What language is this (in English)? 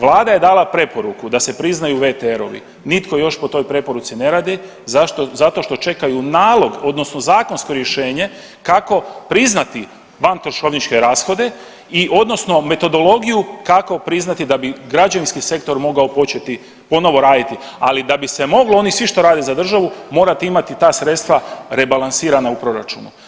Croatian